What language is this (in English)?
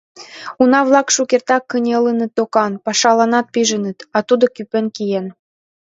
Mari